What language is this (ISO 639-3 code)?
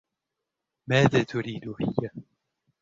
ara